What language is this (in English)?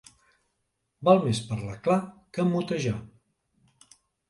Catalan